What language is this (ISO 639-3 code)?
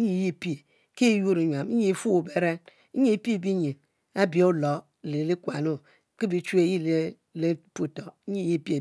mfo